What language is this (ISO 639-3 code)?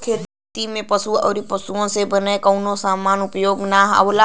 bho